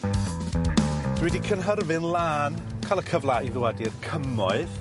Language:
Welsh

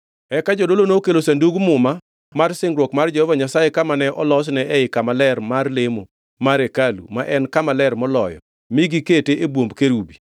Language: Luo (Kenya and Tanzania)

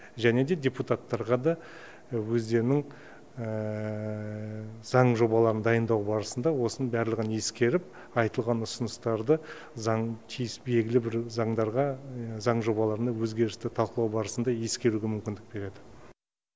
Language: Kazakh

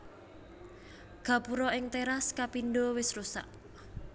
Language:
Javanese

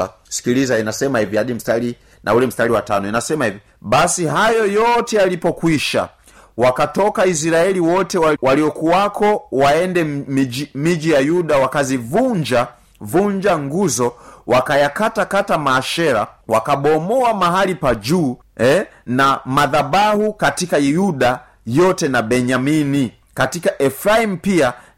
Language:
Swahili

